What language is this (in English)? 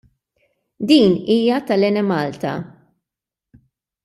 Maltese